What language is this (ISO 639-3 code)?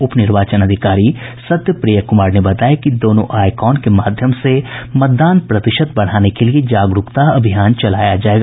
hin